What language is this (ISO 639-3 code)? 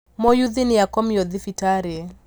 kik